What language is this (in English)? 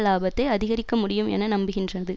Tamil